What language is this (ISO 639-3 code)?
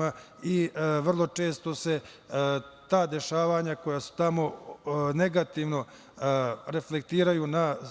srp